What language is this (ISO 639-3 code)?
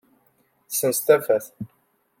kab